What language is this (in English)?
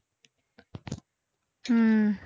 Tamil